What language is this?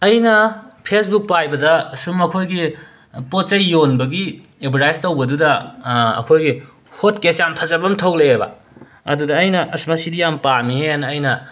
Manipuri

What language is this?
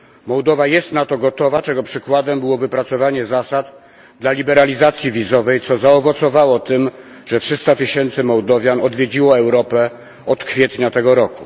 Polish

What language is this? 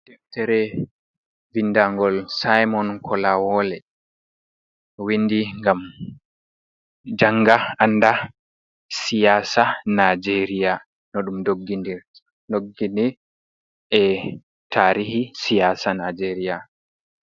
Fula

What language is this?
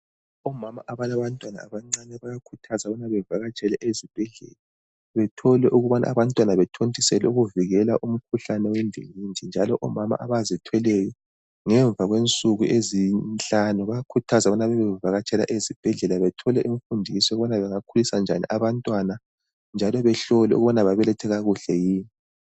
North Ndebele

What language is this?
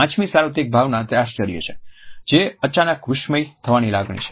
Gujarati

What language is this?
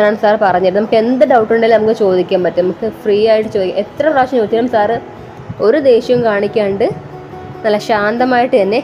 Malayalam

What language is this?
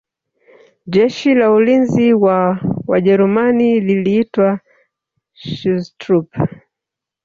Swahili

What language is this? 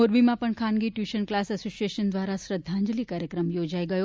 Gujarati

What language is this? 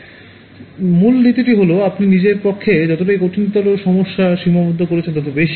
Bangla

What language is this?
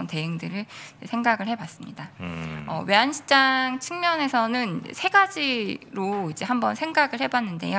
Korean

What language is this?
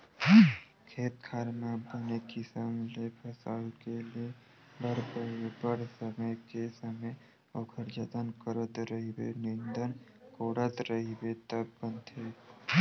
Chhattisgarhi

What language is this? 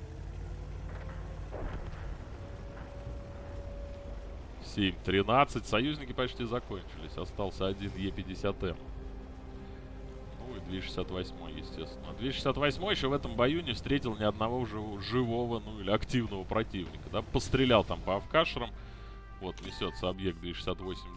Russian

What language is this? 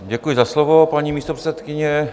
Czech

